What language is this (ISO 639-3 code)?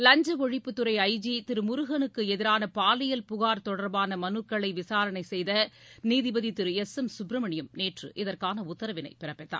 tam